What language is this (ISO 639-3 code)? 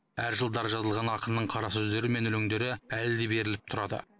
kaz